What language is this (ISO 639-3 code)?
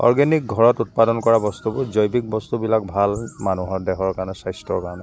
asm